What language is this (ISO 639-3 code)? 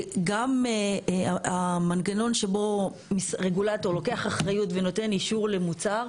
heb